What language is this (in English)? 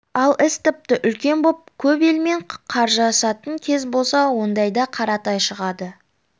Kazakh